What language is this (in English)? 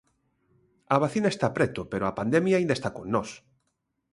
Galician